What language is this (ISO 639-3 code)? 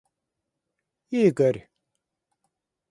rus